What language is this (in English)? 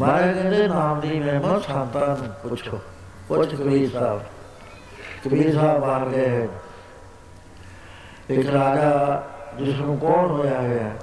Punjabi